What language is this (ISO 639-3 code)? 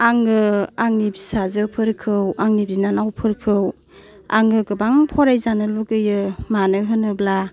brx